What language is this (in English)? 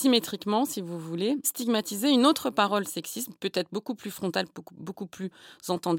French